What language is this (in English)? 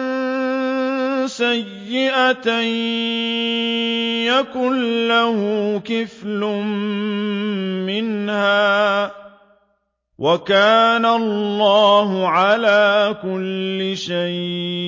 Arabic